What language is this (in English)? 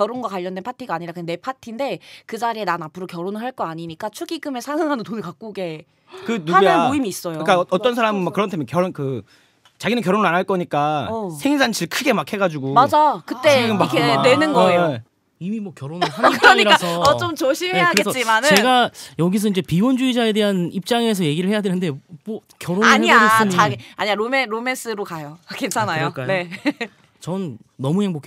Korean